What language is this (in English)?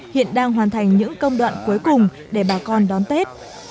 Vietnamese